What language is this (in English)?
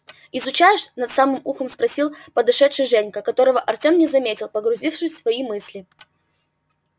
Russian